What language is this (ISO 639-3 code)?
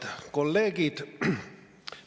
est